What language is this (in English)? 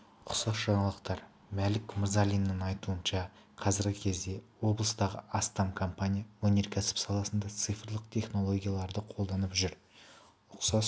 Kazakh